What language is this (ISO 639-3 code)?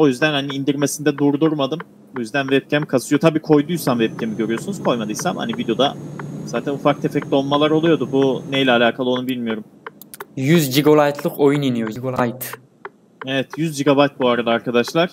tur